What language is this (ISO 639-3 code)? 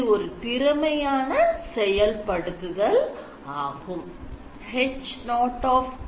tam